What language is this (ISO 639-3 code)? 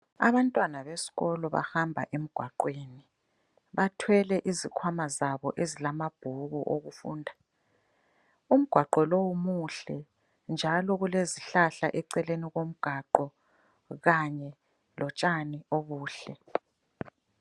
nde